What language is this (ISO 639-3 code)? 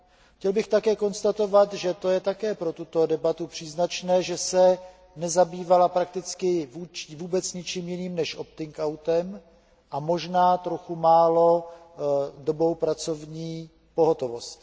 ces